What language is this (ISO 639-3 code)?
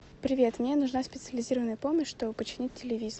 rus